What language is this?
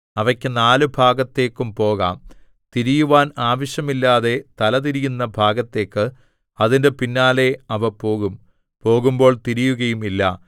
Malayalam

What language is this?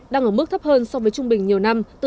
Vietnamese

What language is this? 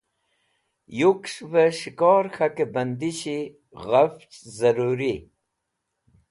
Wakhi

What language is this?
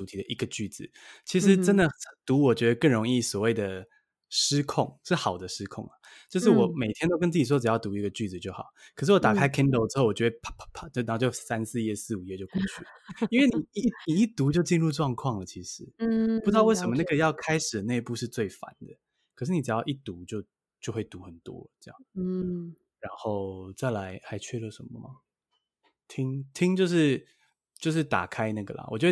Chinese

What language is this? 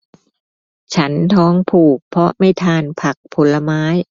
Thai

